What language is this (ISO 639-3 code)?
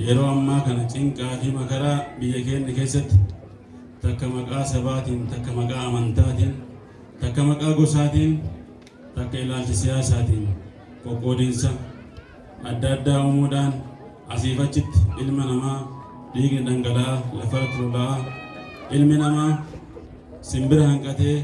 amh